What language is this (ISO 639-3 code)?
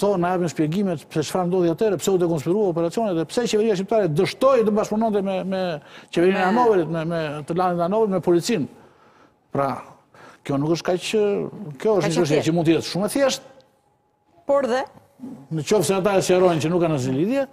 ron